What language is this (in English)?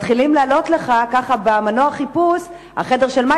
Hebrew